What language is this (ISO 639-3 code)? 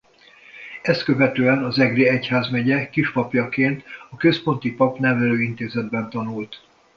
hun